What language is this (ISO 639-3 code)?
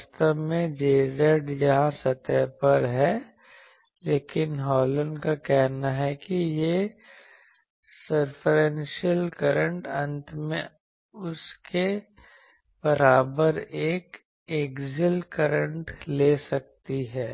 hin